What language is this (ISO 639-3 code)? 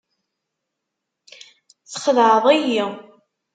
kab